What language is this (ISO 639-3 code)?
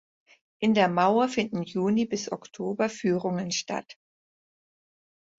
deu